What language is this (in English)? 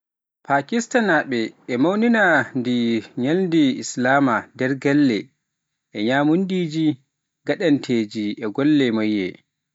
Pular